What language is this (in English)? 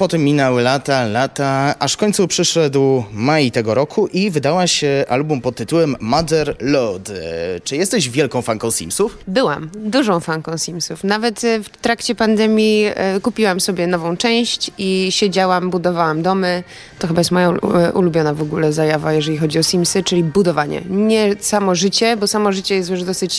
Polish